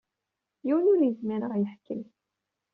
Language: Kabyle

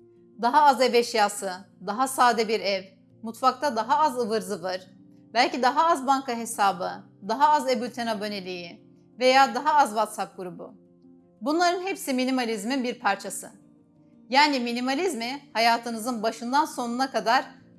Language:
Turkish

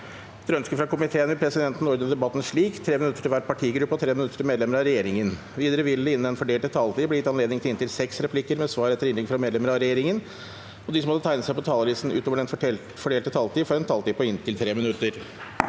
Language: Norwegian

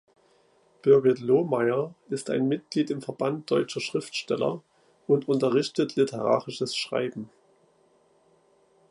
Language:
German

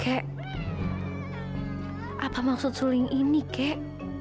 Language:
Indonesian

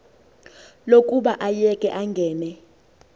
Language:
Xhosa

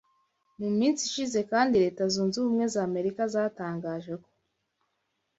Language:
Kinyarwanda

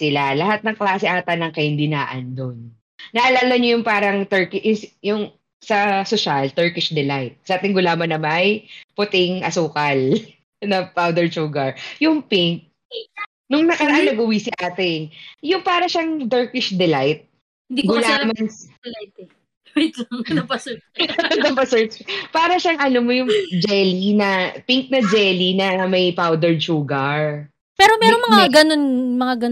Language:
Filipino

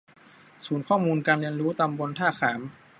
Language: Thai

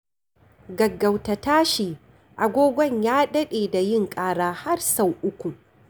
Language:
Hausa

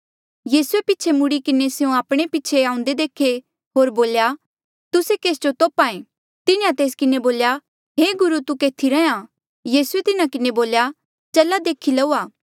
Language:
Mandeali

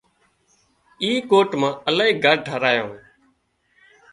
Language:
Wadiyara Koli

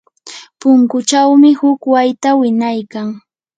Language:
Yanahuanca Pasco Quechua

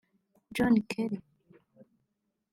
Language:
Kinyarwanda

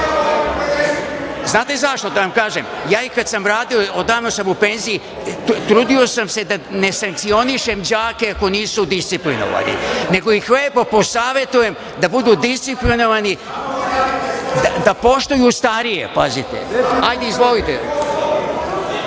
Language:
Serbian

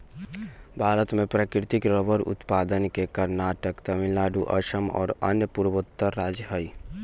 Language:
Magahi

